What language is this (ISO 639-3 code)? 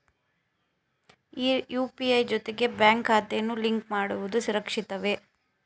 kan